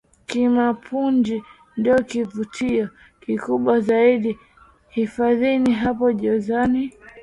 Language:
Swahili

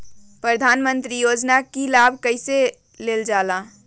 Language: Magahi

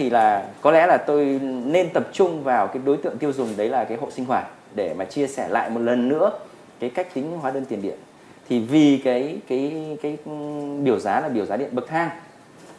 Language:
Vietnamese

